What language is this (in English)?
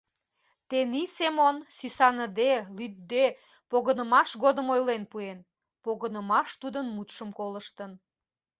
Mari